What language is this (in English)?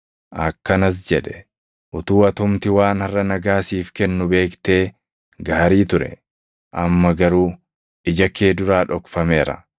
Oromo